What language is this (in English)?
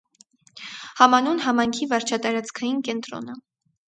Armenian